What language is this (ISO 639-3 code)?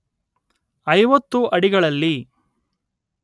kan